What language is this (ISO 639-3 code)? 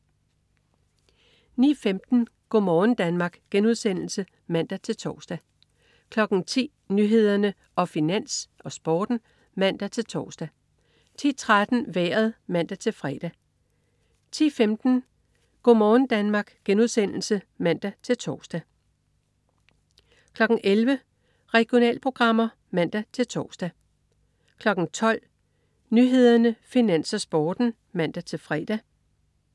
dan